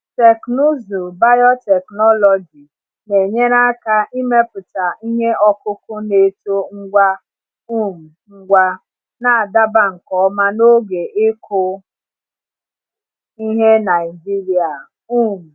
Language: Igbo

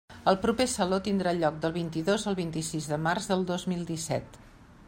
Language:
Catalan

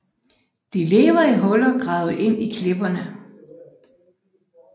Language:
Danish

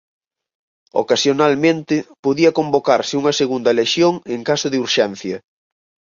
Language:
Galician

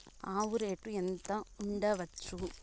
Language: Telugu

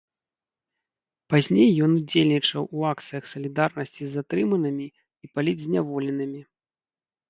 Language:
Belarusian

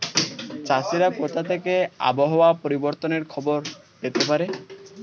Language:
Bangla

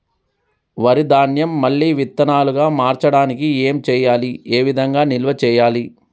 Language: Telugu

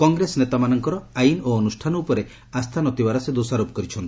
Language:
Odia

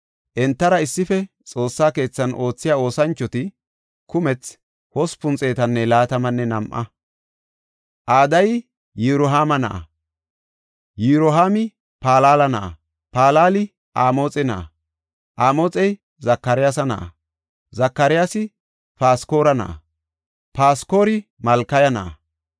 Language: Gofa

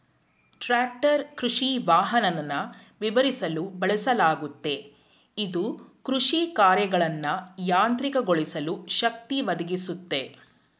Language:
Kannada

